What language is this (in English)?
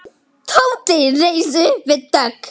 Icelandic